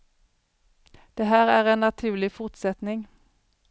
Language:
Swedish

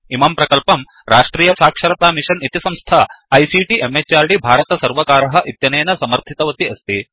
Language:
Sanskrit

